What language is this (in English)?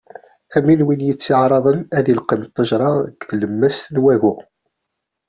Kabyle